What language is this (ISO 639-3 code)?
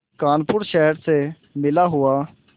hin